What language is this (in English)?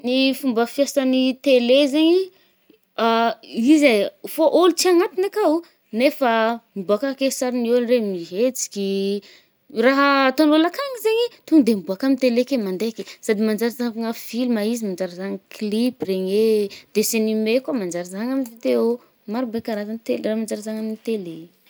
Northern Betsimisaraka Malagasy